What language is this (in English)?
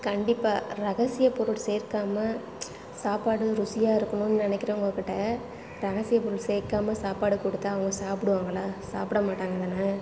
Tamil